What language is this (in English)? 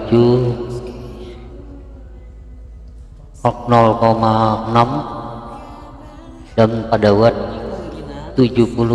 Indonesian